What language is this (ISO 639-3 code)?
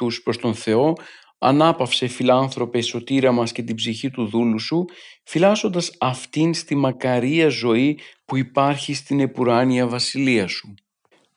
ell